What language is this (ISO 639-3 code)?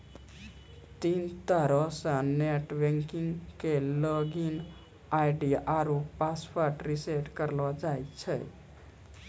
mai